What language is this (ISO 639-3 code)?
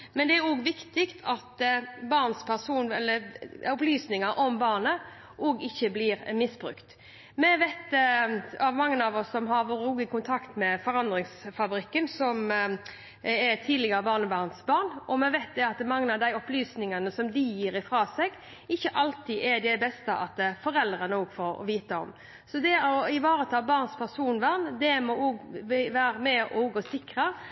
nob